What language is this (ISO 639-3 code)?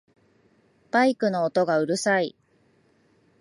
jpn